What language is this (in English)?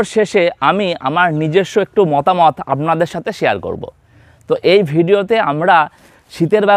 Hindi